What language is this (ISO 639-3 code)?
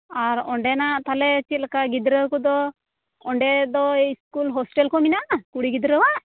sat